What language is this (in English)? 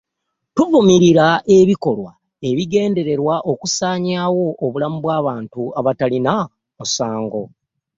Ganda